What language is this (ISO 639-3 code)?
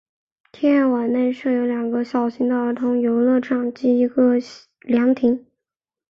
zho